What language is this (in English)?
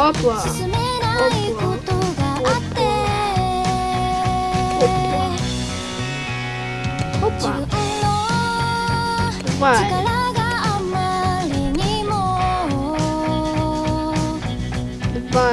Russian